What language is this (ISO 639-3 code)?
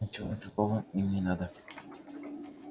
rus